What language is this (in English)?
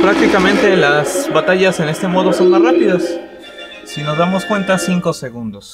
Spanish